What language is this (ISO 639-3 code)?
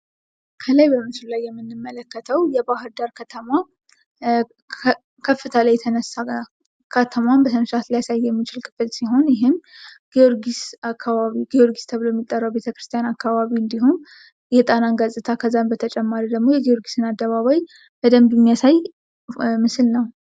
amh